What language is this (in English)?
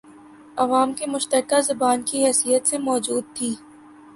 Urdu